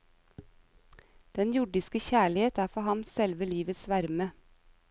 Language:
Norwegian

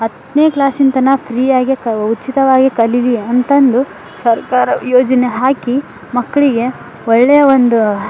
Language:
Kannada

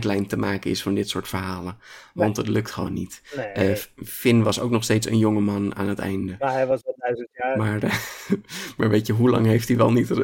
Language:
Dutch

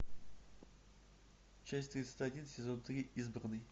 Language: Russian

